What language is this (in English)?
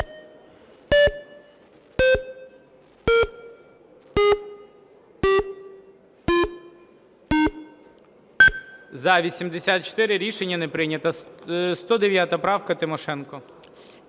Ukrainian